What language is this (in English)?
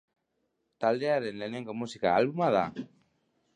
Basque